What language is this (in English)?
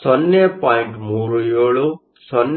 Kannada